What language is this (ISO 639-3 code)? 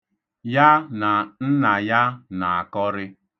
ibo